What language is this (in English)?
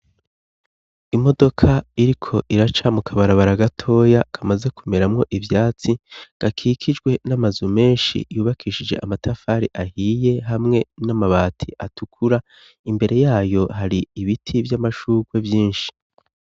Rundi